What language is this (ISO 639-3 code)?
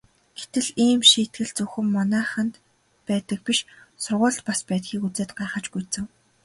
mon